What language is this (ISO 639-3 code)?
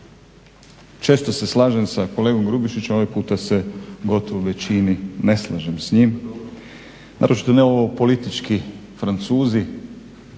hrv